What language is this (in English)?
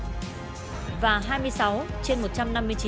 Vietnamese